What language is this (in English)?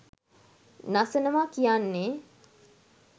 Sinhala